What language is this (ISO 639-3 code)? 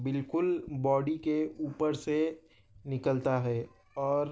urd